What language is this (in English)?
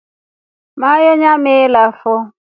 Rombo